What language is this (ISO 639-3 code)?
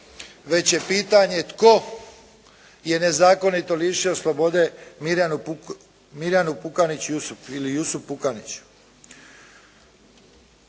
hrv